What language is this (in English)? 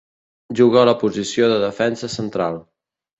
Catalan